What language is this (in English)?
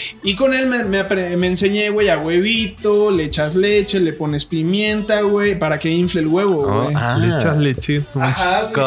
Spanish